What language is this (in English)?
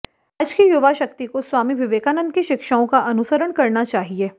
Hindi